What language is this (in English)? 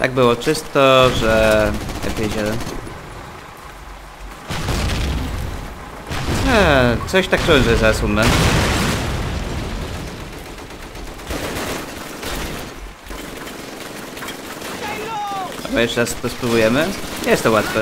Polish